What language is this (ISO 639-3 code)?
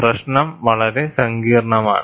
mal